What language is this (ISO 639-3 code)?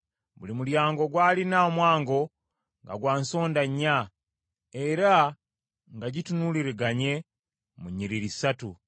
lug